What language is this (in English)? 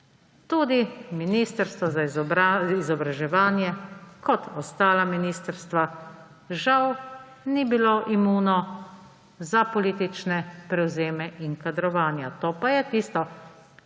Slovenian